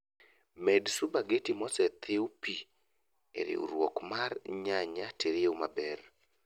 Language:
Luo (Kenya and Tanzania)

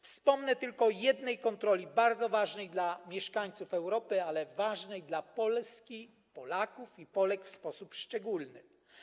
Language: Polish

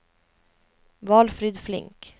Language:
Swedish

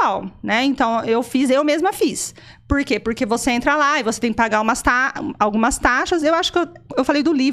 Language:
Portuguese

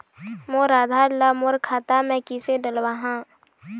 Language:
Chhattisgarhi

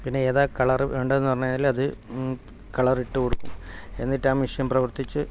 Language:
Malayalam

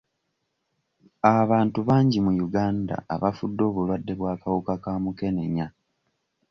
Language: Ganda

